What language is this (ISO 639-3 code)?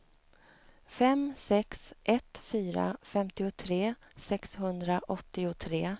swe